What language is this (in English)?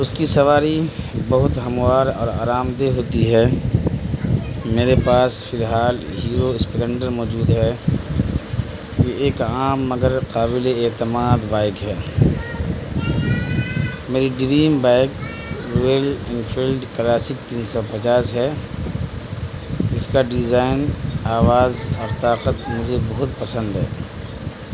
Urdu